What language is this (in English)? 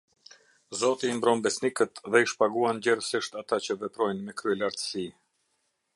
Albanian